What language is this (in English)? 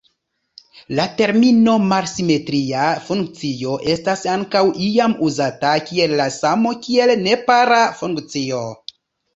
Esperanto